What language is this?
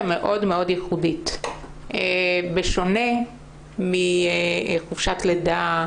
Hebrew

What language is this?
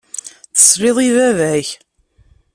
Kabyle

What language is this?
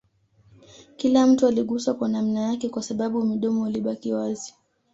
Swahili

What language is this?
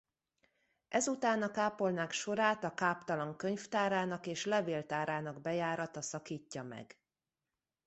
Hungarian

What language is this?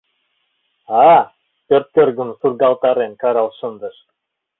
Mari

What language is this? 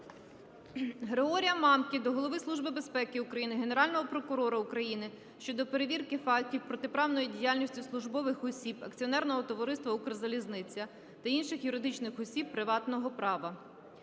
Ukrainian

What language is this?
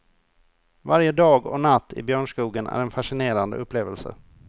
Swedish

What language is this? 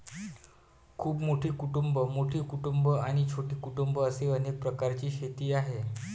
Marathi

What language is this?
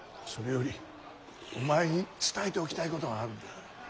Japanese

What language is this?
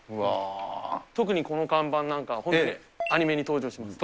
Japanese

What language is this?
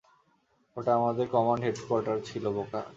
Bangla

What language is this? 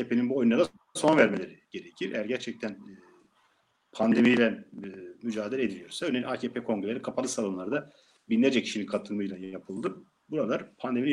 Turkish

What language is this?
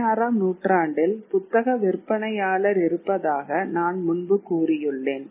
Tamil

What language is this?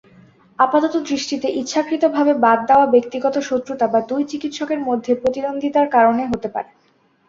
Bangla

